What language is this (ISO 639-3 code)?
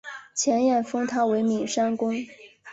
zho